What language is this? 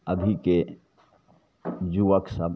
Maithili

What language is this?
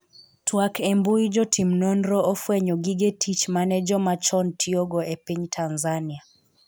Luo (Kenya and Tanzania)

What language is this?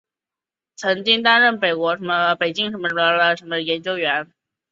Chinese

